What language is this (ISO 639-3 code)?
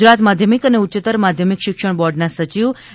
guj